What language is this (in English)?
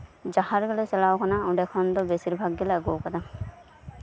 Santali